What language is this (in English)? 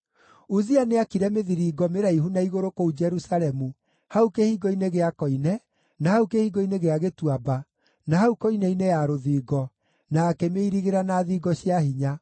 Kikuyu